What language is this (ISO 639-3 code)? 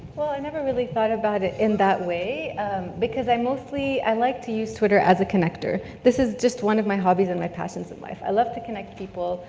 eng